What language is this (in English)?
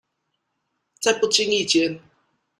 Chinese